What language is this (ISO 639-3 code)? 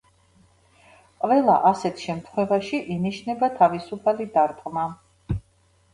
kat